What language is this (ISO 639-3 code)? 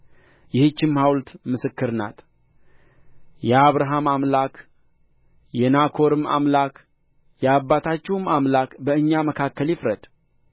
amh